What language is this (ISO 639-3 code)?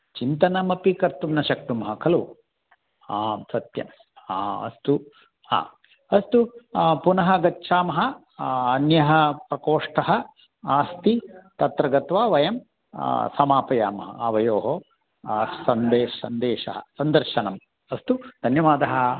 san